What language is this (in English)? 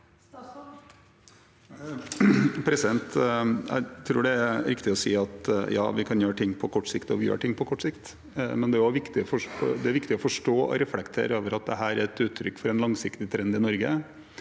Norwegian